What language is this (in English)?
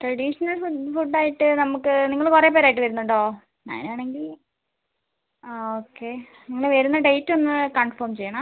Malayalam